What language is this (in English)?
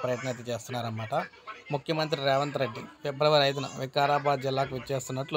Telugu